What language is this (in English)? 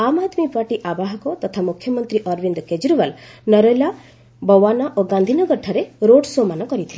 Odia